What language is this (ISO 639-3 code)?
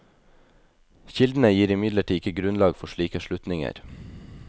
nor